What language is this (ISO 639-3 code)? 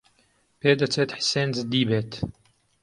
ckb